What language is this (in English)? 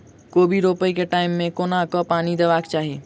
Maithili